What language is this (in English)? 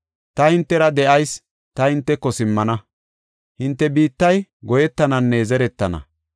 Gofa